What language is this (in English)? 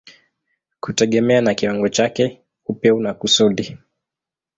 Swahili